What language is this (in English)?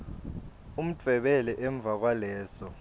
Swati